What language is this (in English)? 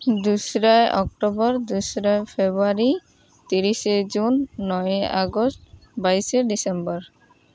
Santali